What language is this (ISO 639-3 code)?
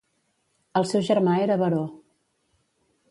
cat